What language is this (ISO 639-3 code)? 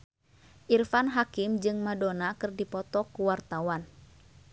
sun